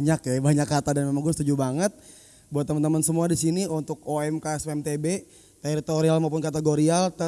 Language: Indonesian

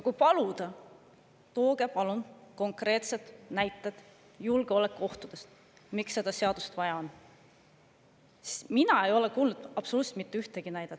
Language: Estonian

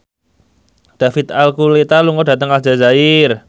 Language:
Javanese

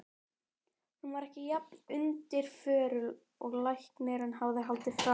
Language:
Icelandic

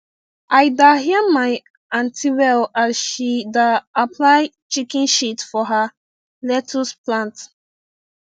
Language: Nigerian Pidgin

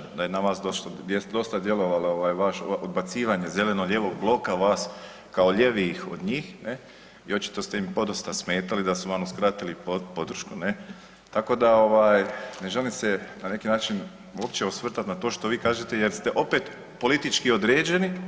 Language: Croatian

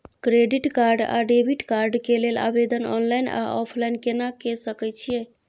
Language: Maithili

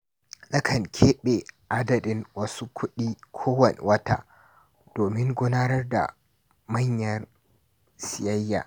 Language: Hausa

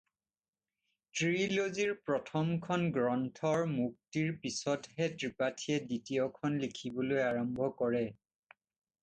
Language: Assamese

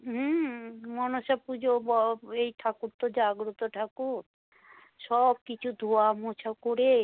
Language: Bangla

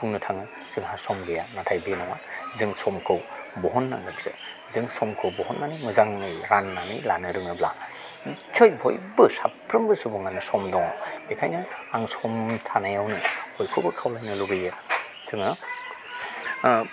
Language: Bodo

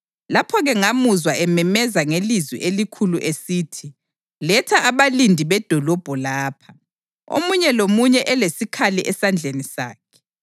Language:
North Ndebele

